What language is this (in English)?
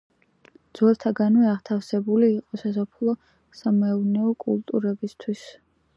Georgian